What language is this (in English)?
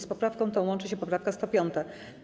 Polish